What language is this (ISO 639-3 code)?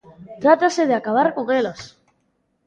glg